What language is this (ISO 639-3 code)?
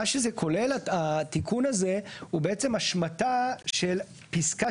heb